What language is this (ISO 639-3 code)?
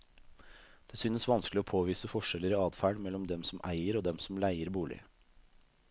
nor